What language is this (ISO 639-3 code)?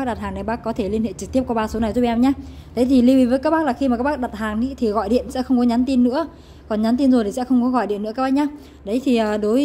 vie